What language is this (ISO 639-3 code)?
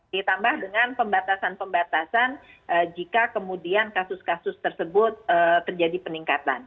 ind